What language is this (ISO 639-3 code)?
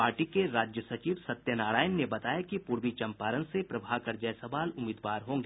hin